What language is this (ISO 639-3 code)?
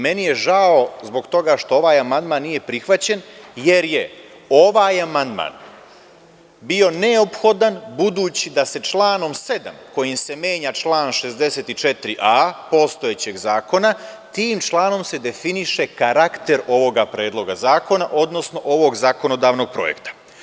srp